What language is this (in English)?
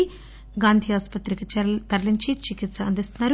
Telugu